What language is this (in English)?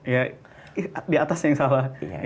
Indonesian